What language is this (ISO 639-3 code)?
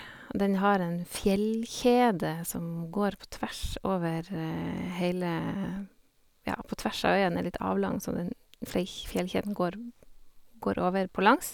nor